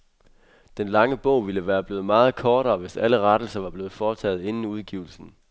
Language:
Danish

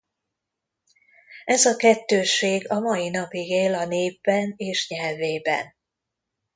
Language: Hungarian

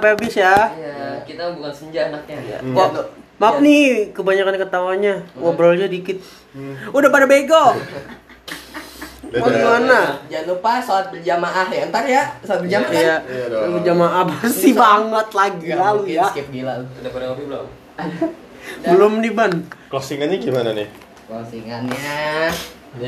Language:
Indonesian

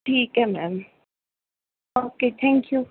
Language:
Punjabi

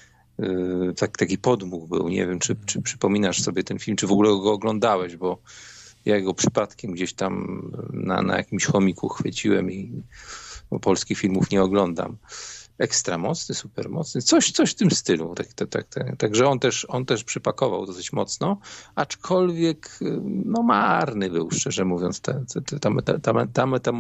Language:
Polish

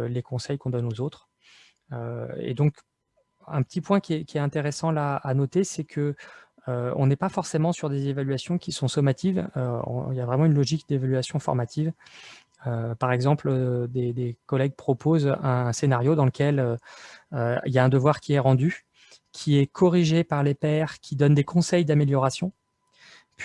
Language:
French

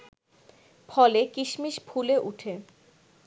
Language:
Bangla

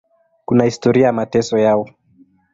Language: Swahili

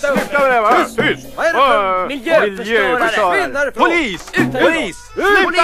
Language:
Swedish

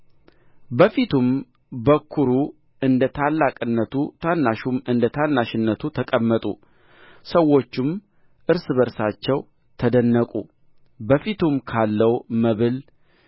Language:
Amharic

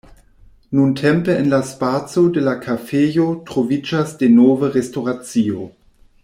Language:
Esperanto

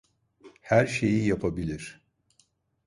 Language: Turkish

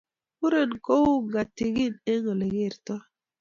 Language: Kalenjin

